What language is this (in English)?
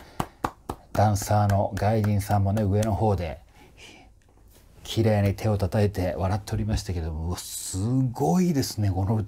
Japanese